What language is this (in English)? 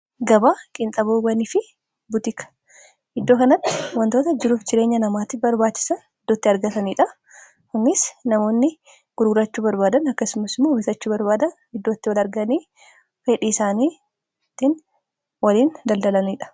Oromo